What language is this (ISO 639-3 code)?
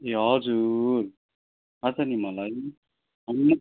nep